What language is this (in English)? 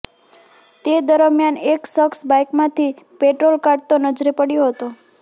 Gujarati